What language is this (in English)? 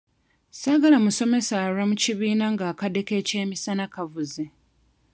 Ganda